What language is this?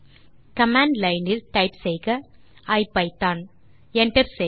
Tamil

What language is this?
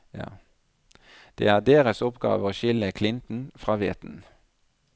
Norwegian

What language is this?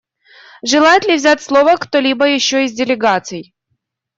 Russian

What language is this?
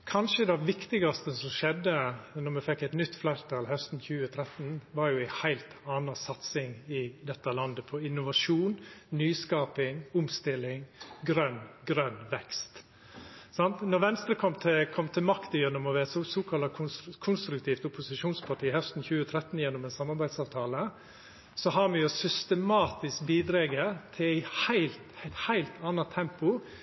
Norwegian Nynorsk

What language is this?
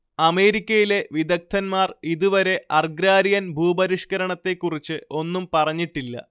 Malayalam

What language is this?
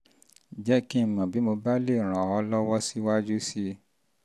Yoruba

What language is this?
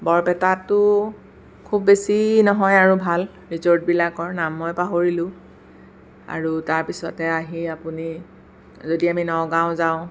Assamese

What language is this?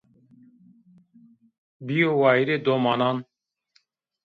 Zaza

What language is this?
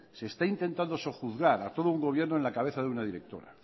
Spanish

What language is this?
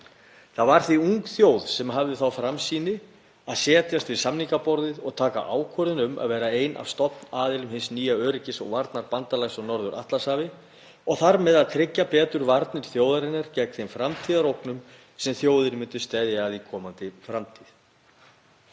Icelandic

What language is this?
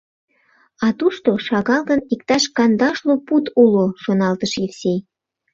Mari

